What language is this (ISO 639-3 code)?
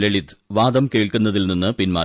mal